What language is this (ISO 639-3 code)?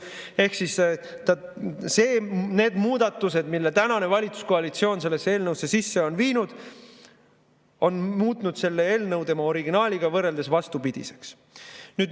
est